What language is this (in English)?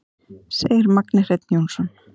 Icelandic